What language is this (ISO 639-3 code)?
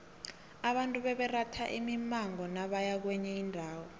nbl